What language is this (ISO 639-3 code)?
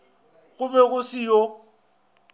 nso